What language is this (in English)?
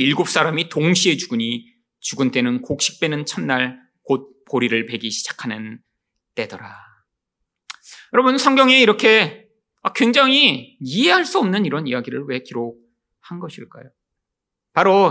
Korean